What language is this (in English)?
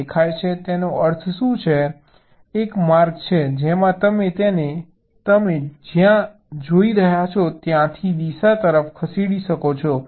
Gujarati